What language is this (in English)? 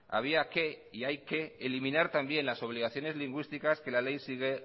Spanish